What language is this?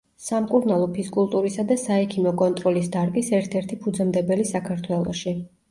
Georgian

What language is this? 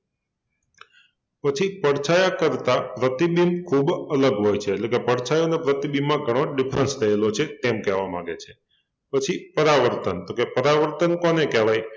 Gujarati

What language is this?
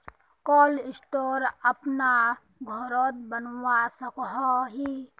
Magahi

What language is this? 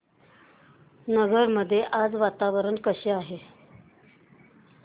Marathi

